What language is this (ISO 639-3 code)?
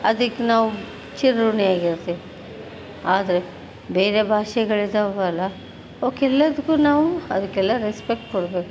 kan